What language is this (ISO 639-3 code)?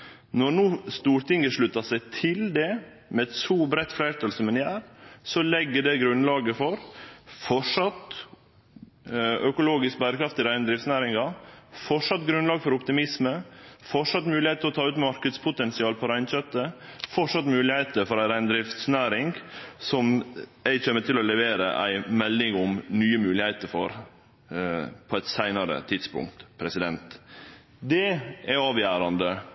nno